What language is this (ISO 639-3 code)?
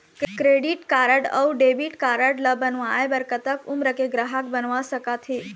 hne